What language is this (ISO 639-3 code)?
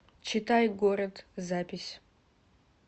rus